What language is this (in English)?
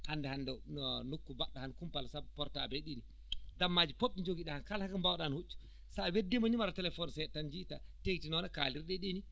Fula